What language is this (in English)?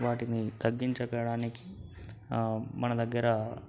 Telugu